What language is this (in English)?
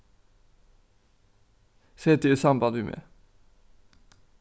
Faroese